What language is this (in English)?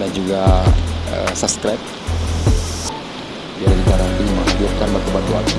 Indonesian